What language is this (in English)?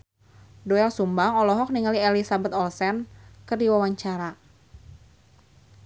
Sundanese